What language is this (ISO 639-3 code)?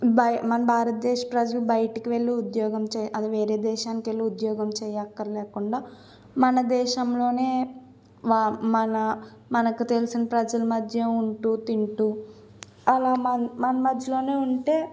tel